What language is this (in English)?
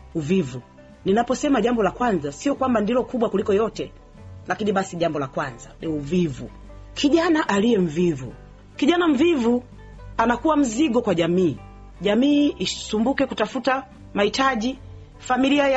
Swahili